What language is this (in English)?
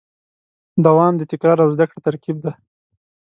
Pashto